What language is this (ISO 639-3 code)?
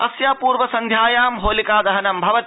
san